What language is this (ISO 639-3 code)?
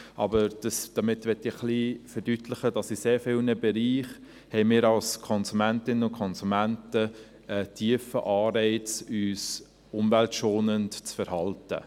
gsw